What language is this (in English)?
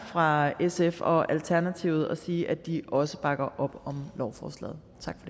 Danish